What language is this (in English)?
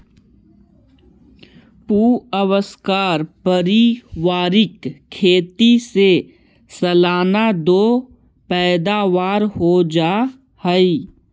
Magahi